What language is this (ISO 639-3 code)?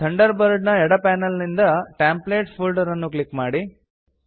kan